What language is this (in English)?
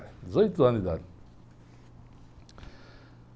Portuguese